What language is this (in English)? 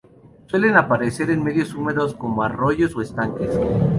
Spanish